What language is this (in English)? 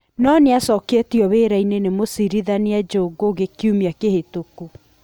Kikuyu